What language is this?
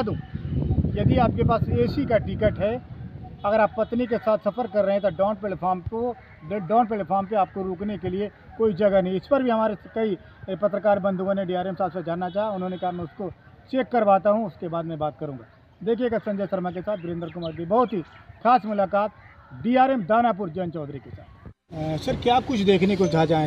Hindi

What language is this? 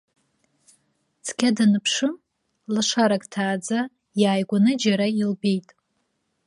Abkhazian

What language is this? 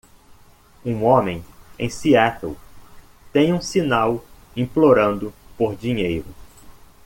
Portuguese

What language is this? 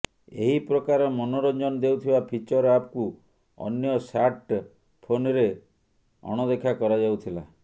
Odia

